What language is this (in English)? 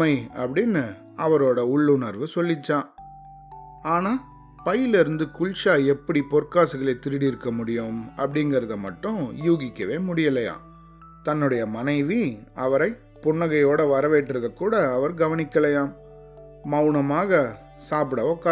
Tamil